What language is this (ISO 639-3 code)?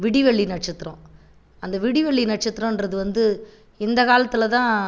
tam